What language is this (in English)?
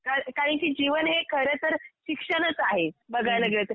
Marathi